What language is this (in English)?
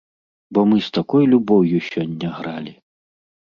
Belarusian